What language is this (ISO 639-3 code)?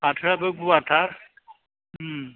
brx